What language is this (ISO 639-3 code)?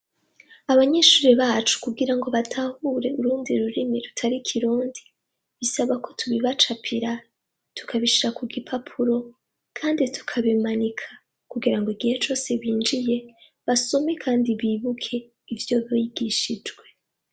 run